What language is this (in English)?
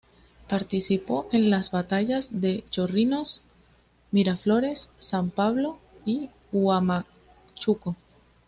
Spanish